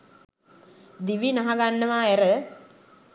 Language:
Sinhala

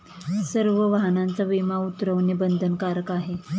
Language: Marathi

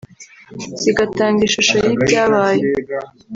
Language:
Kinyarwanda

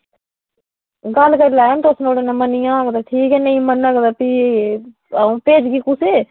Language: Dogri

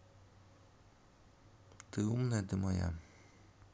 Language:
Russian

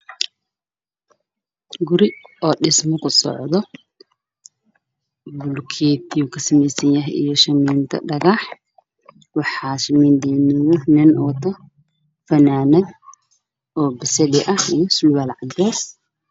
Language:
Somali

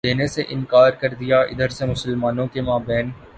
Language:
Urdu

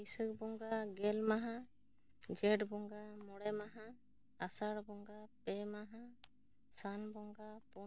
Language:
Santali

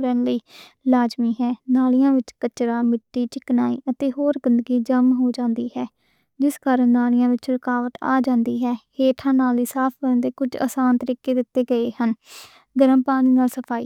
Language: Western Panjabi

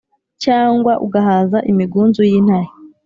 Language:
Kinyarwanda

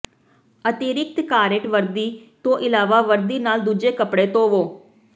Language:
Punjabi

